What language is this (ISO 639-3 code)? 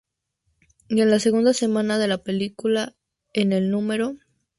spa